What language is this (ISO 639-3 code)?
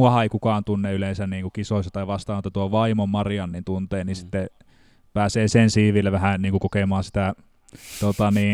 fin